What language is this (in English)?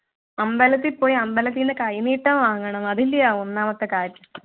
Malayalam